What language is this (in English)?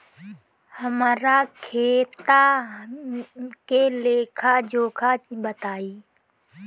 Bhojpuri